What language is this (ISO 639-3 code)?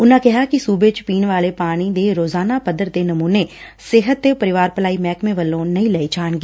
pan